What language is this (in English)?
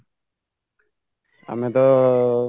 Odia